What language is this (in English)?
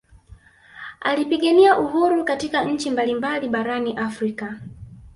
Swahili